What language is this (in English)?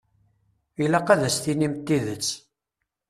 Kabyle